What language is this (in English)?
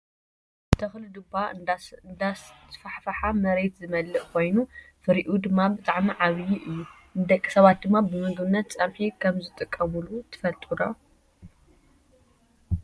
Tigrinya